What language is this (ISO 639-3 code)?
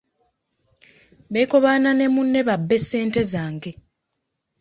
lug